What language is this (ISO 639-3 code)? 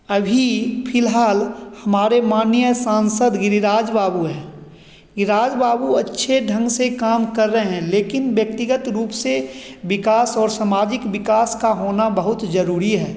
hin